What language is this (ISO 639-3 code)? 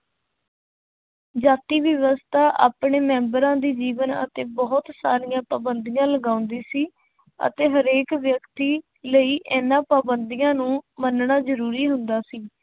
pan